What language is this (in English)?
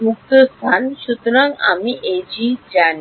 Bangla